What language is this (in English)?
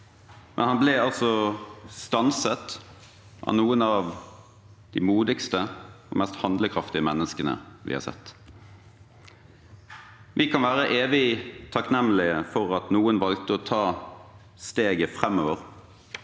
Norwegian